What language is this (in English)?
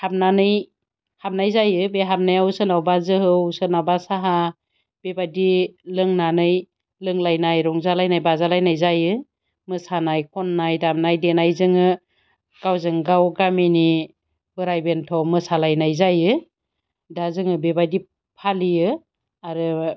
Bodo